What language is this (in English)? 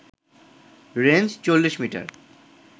Bangla